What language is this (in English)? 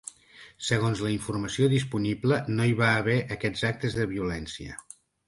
Catalan